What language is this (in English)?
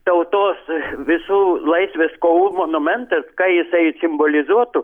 Lithuanian